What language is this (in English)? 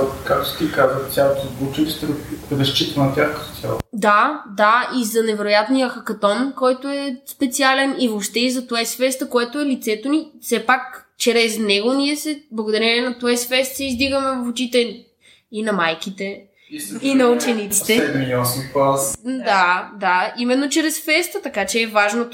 Bulgarian